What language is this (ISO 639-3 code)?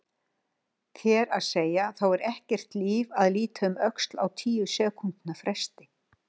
isl